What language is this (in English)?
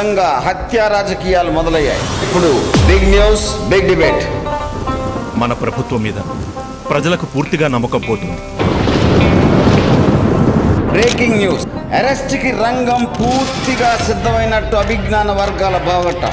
Telugu